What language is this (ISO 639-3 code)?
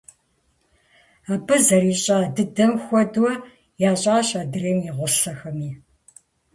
kbd